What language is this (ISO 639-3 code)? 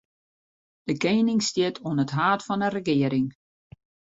fry